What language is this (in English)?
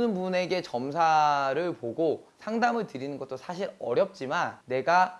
Korean